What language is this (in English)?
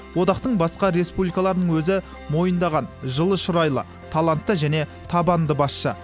Kazakh